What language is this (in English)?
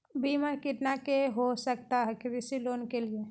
Magahi